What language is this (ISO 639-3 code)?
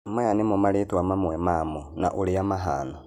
kik